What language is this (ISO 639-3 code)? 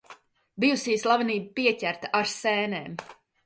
lav